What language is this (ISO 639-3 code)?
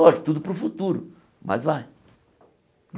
por